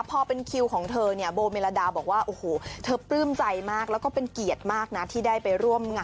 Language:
Thai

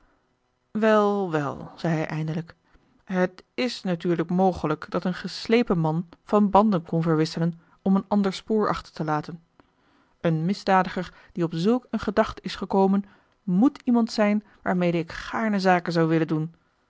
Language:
Dutch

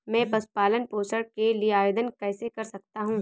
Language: Hindi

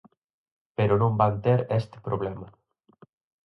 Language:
Galician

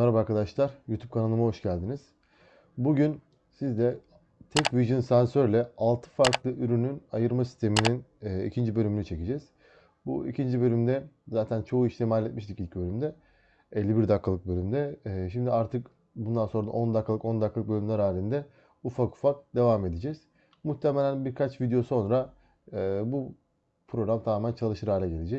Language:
Turkish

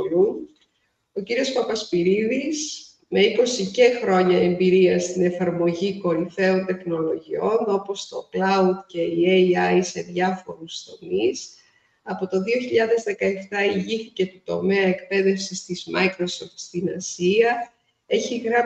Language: Greek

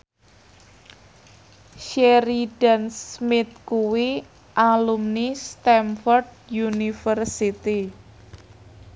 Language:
Javanese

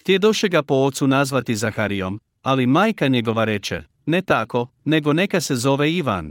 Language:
Croatian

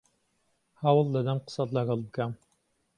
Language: Central Kurdish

